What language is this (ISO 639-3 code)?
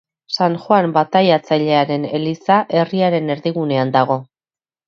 eus